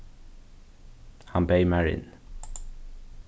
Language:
Faroese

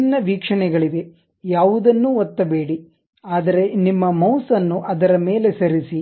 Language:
Kannada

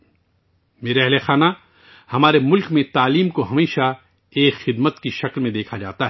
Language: Urdu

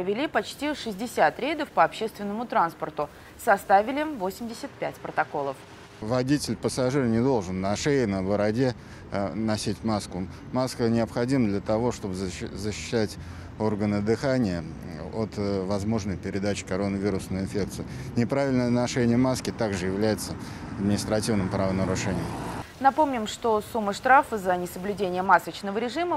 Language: Russian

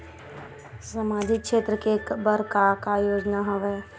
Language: Chhattisgarhi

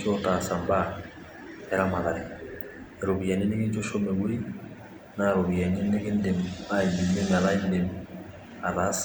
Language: Masai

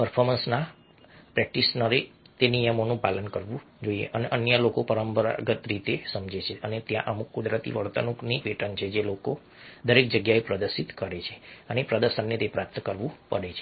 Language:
Gujarati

